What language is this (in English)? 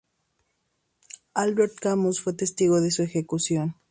Spanish